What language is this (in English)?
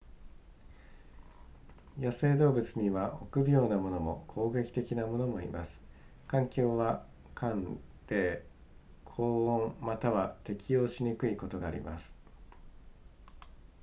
Japanese